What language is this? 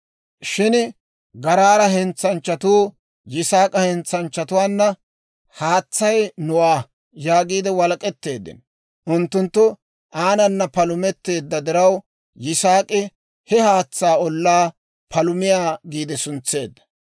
Dawro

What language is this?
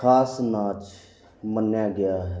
Punjabi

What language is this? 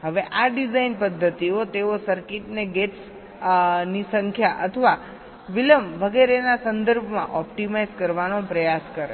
Gujarati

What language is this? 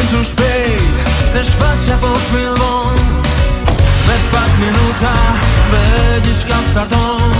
Dutch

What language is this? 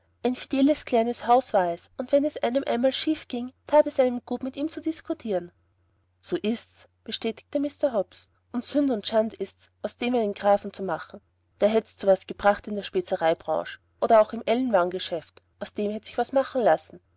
German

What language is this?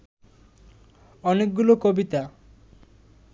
Bangla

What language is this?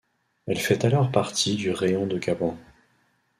French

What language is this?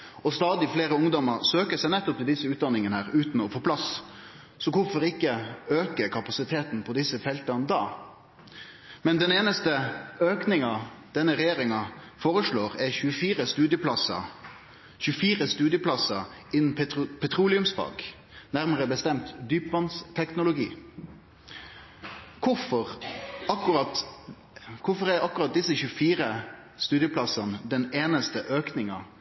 Norwegian Nynorsk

